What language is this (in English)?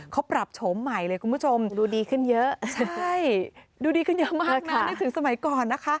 Thai